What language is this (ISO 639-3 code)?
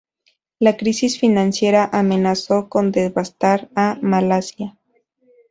spa